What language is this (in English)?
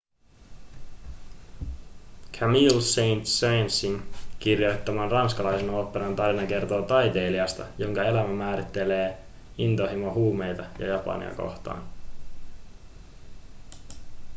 Finnish